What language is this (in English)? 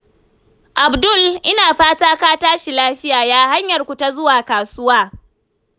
Hausa